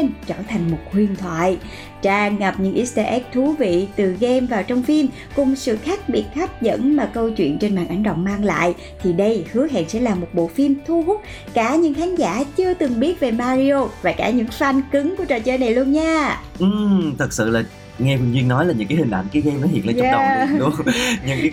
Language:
Vietnamese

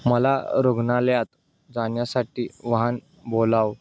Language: Marathi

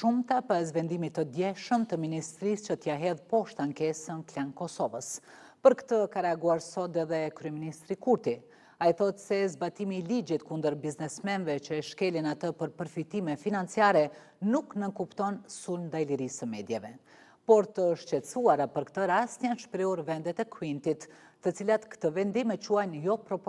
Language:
Romanian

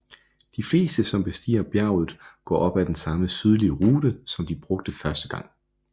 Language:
Danish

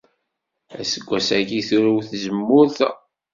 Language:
Kabyle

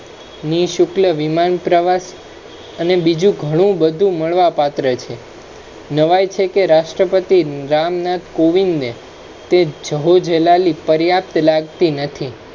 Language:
Gujarati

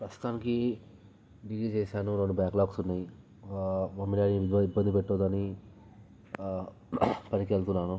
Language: Telugu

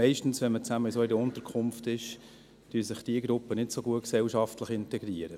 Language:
Swiss German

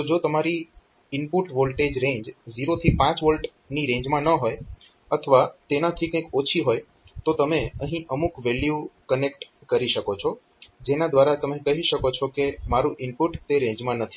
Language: Gujarati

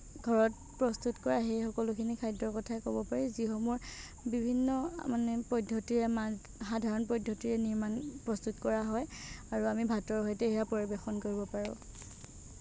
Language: Assamese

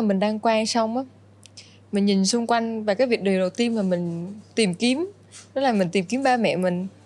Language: Vietnamese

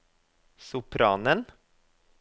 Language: Norwegian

